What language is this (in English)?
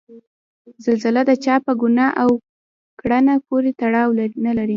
Pashto